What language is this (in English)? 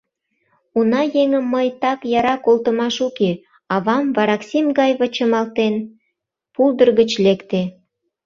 Mari